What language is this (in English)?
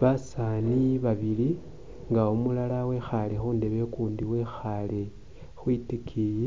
Masaaba